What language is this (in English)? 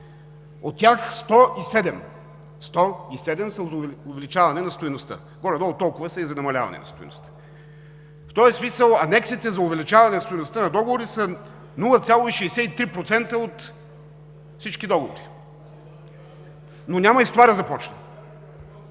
Bulgarian